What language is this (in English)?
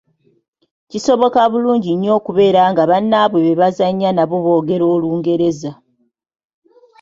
Ganda